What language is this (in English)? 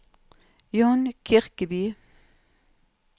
Norwegian